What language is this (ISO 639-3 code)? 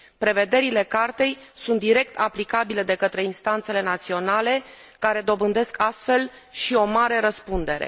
ron